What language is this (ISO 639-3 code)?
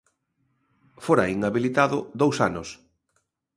glg